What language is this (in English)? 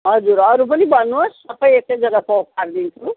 Nepali